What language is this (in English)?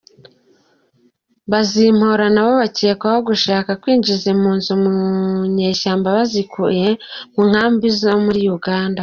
Kinyarwanda